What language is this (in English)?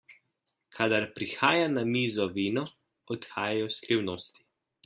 Slovenian